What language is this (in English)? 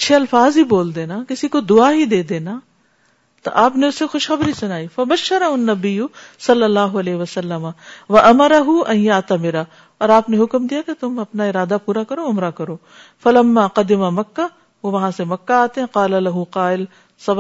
Urdu